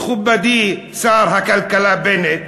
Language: Hebrew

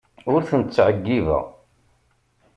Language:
Kabyle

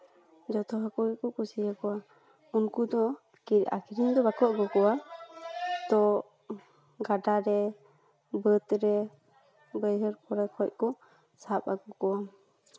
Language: Santali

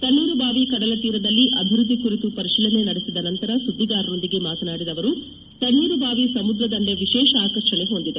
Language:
Kannada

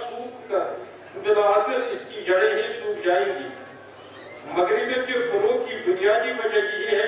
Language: Turkish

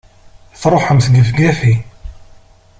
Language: Kabyle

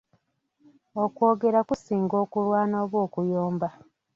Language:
Ganda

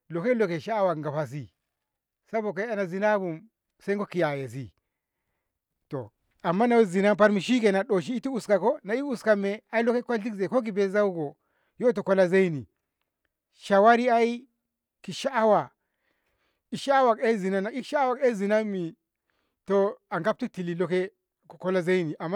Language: Ngamo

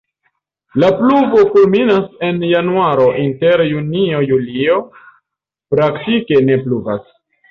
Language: Esperanto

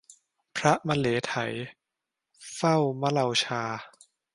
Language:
Thai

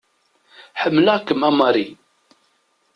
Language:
Kabyle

